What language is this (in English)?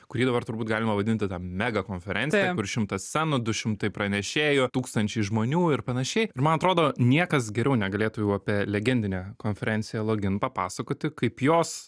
Lithuanian